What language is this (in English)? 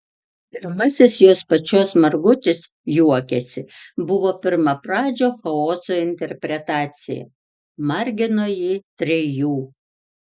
Lithuanian